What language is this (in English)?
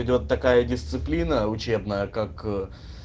Russian